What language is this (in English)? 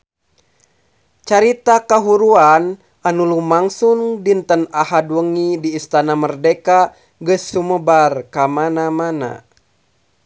Sundanese